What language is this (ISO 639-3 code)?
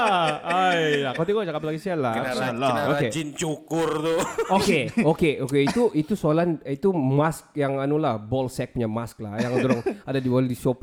msa